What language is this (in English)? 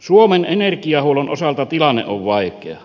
Finnish